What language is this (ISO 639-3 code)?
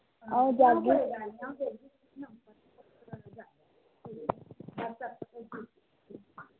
doi